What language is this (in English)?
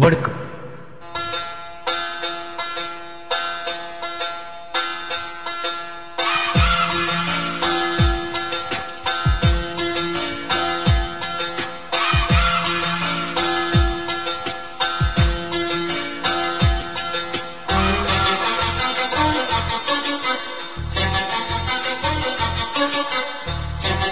Hindi